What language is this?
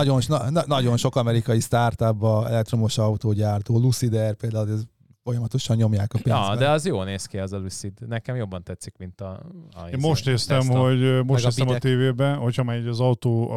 Hungarian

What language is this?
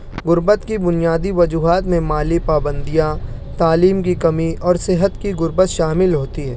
Urdu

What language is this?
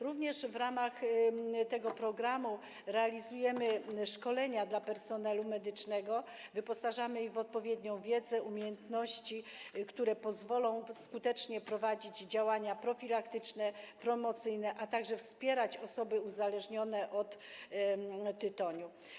Polish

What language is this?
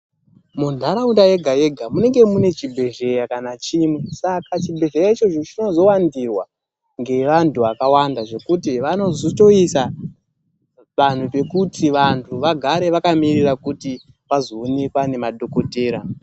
Ndau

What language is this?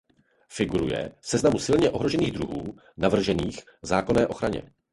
Czech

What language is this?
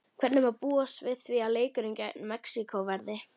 Icelandic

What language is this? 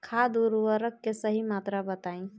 Bhojpuri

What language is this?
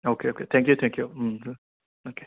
Manipuri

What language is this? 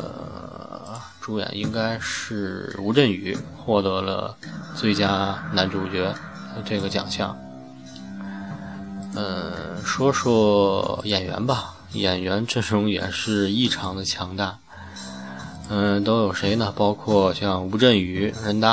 Chinese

